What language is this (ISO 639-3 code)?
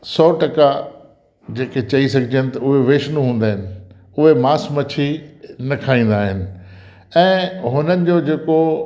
snd